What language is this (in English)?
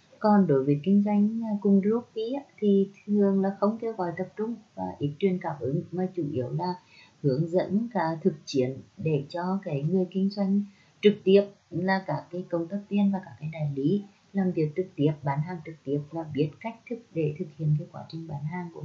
Vietnamese